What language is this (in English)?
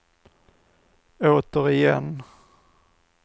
Swedish